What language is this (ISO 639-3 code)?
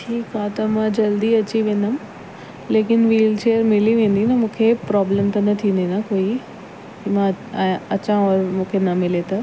snd